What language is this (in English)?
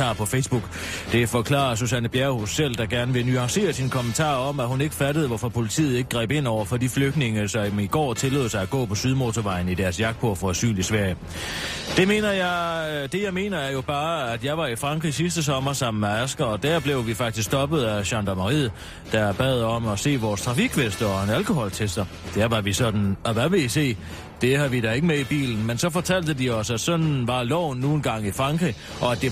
Danish